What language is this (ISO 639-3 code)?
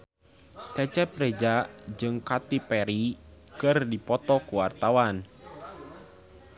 sun